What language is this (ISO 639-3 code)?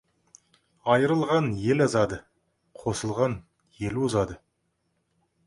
kaz